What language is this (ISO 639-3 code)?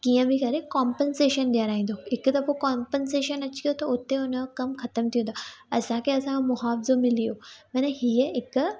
snd